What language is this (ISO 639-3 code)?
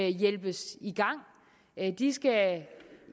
dan